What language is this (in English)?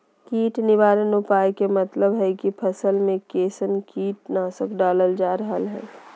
Magahi